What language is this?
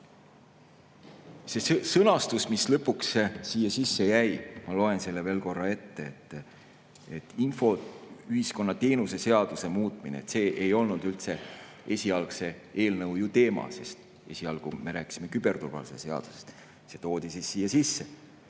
Estonian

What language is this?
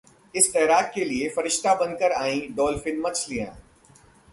Hindi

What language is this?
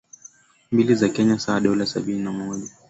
Swahili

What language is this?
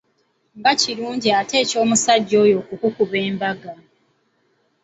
Ganda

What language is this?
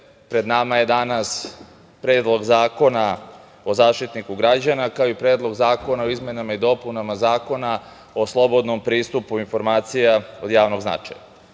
Serbian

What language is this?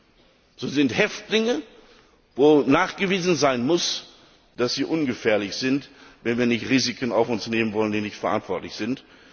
German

